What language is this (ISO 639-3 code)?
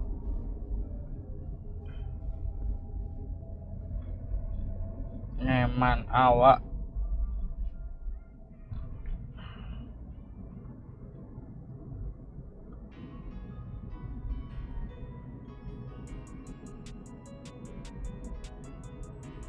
ind